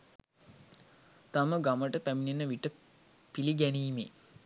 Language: Sinhala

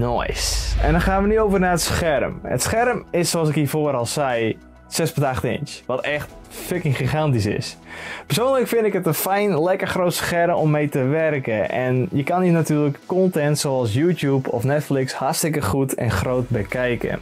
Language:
Dutch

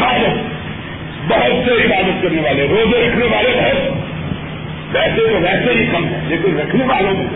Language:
Urdu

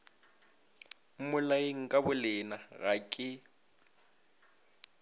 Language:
Northern Sotho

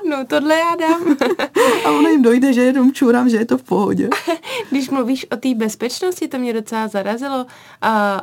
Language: Czech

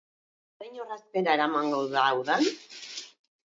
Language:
Basque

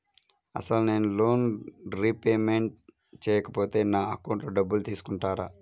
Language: Telugu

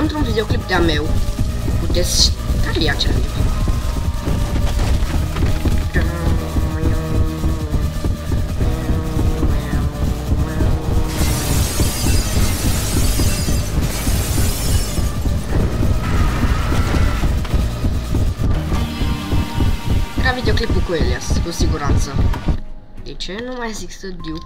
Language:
Romanian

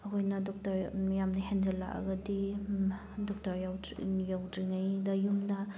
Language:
Manipuri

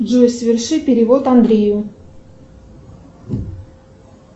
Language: Russian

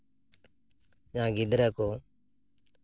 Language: Santali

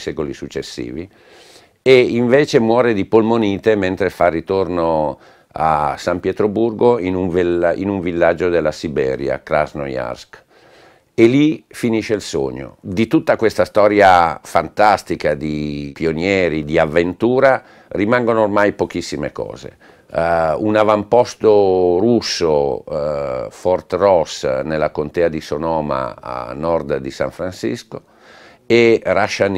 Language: Italian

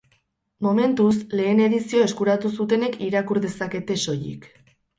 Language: Basque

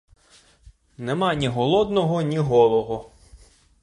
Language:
Ukrainian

